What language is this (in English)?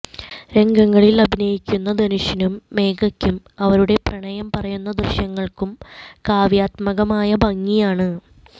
Malayalam